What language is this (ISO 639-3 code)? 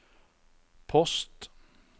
nor